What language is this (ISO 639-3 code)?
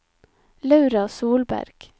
nor